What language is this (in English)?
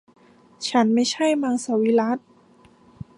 Thai